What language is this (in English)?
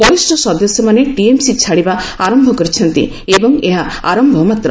Odia